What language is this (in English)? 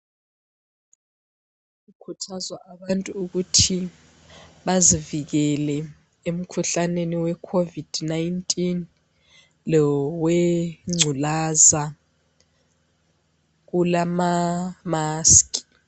North Ndebele